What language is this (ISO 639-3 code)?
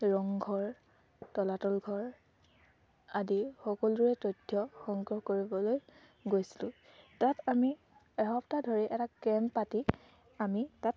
asm